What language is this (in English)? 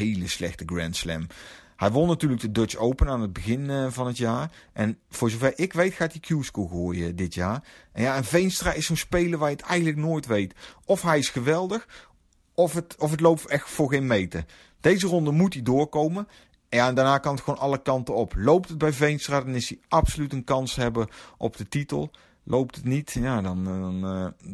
Dutch